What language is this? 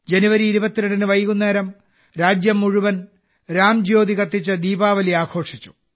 Malayalam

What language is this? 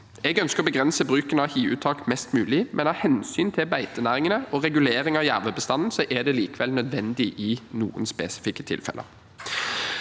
Norwegian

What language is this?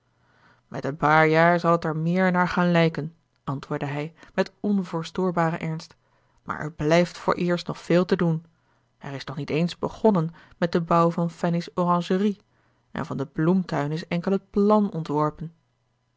Dutch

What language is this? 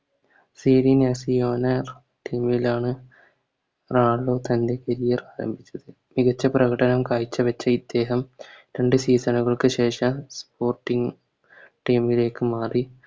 Malayalam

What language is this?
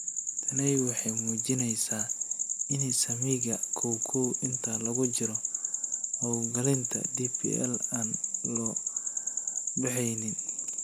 Somali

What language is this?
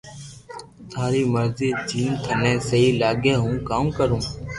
Loarki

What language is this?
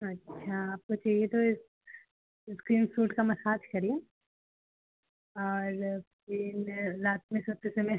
Hindi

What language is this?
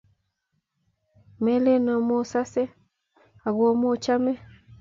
Kalenjin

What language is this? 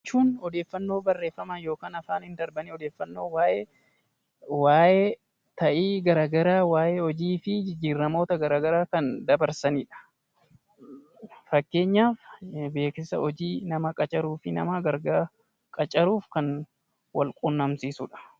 Oromo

